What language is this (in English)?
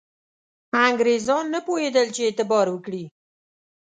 Pashto